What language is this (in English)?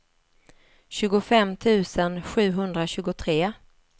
Swedish